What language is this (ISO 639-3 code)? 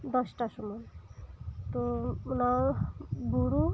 sat